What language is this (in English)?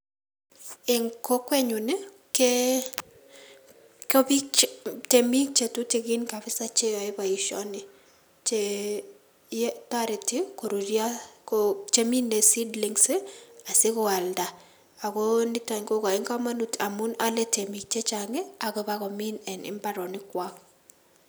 Kalenjin